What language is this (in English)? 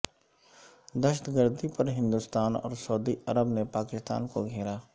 Urdu